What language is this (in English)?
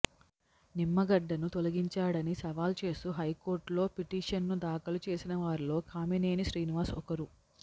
Telugu